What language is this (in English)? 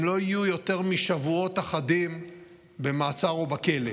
Hebrew